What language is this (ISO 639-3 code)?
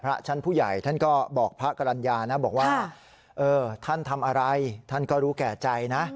tha